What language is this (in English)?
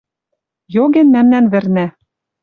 Western Mari